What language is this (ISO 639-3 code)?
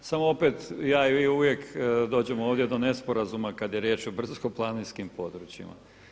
hrv